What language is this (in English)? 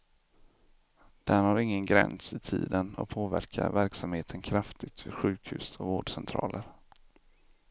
Swedish